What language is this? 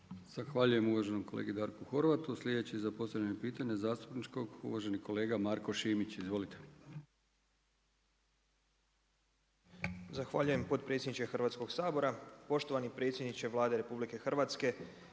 Croatian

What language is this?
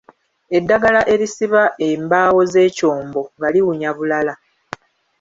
Ganda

